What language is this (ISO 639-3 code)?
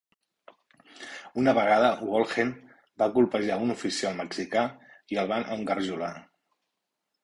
cat